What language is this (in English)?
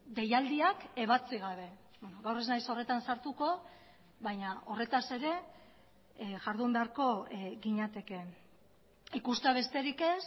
Basque